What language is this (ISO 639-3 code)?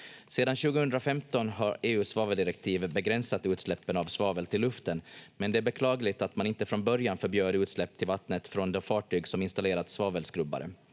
fin